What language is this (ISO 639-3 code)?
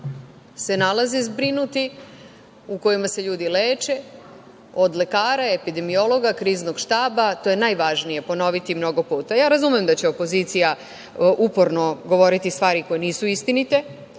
srp